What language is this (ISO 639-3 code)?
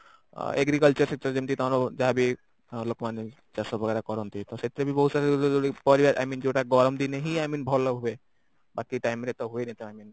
ori